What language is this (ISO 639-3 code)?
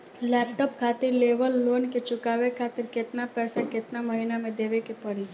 bho